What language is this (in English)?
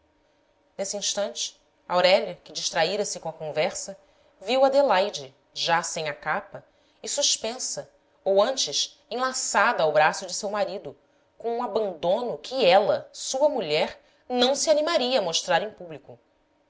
Portuguese